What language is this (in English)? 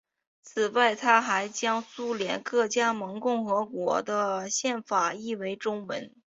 Chinese